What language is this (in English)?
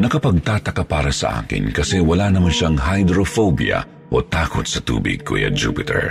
Filipino